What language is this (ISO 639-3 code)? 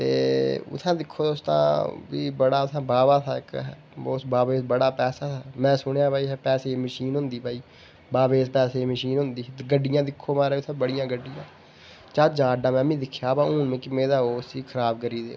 doi